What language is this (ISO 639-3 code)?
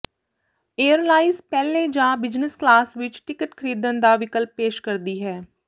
pan